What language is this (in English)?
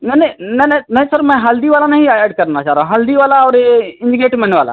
Hindi